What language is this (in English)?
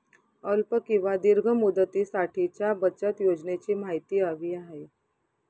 Marathi